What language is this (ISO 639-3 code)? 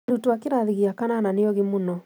kik